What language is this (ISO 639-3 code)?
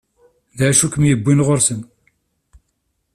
kab